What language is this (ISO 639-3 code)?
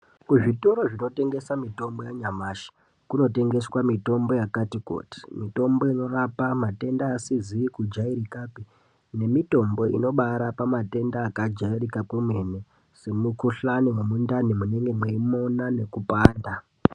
ndc